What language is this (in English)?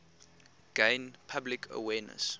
English